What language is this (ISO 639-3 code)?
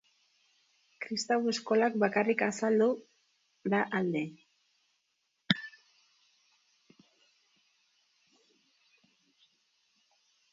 eus